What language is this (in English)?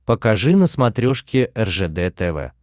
Russian